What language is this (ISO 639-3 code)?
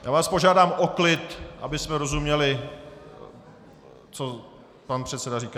ces